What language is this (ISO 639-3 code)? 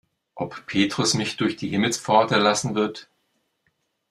deu